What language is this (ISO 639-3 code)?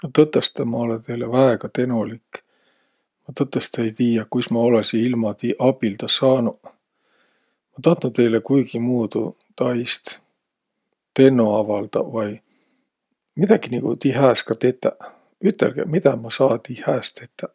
vro